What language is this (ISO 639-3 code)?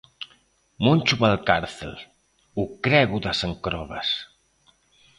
glg